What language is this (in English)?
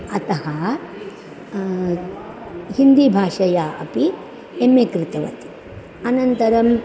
Sanskrit